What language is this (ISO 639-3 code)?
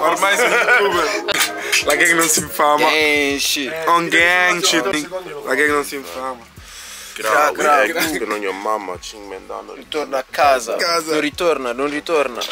ita